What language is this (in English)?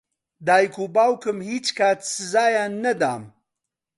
Central Kurdish